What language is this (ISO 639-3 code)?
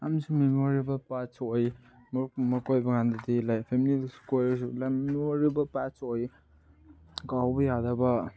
mni